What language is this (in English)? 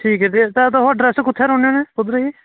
Dogri